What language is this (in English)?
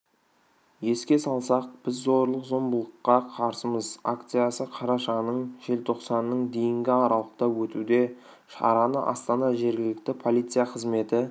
Kazakh